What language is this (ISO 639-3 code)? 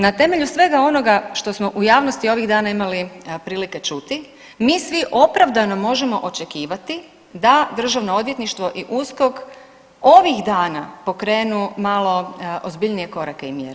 hrv